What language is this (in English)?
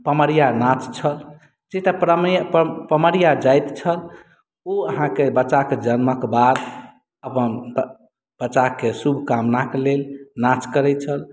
Maithili